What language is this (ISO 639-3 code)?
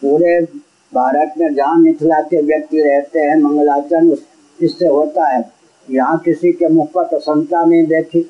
hin